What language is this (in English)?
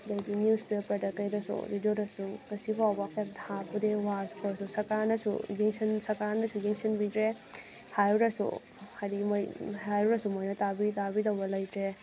Manipuri